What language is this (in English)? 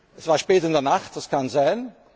German